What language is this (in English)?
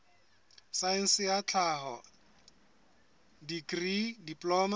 Southern Sotho